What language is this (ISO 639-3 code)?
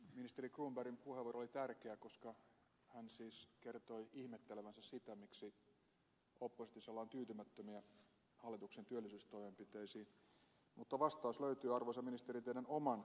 fin